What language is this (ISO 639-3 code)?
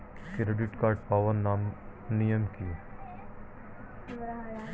ben